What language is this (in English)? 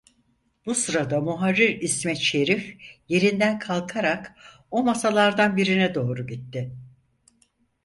Turkish